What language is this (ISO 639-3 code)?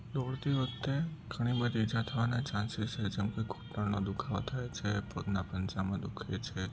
guj